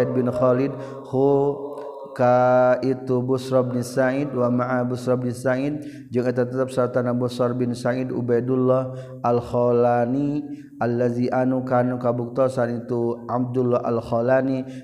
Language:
Malay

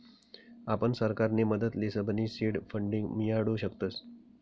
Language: Marathi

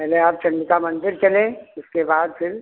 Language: Hindi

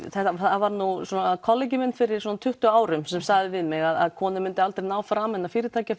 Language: Icelandic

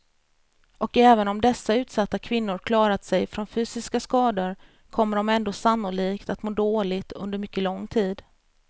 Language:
Swedish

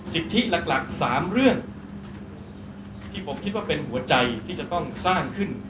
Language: Thai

